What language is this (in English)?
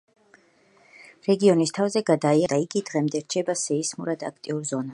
Georgian